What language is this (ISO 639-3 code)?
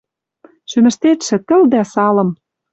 mrj